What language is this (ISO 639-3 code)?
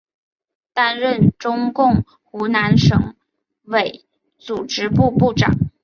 zho